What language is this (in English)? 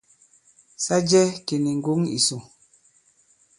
Bankon